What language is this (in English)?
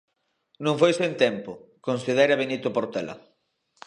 Galician